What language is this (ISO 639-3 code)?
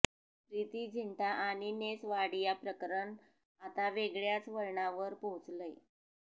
mar